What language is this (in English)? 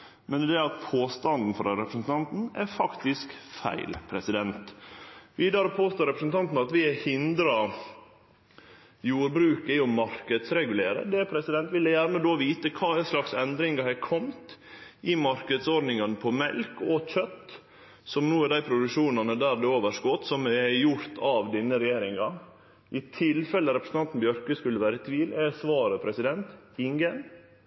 Norwegian Nynorsk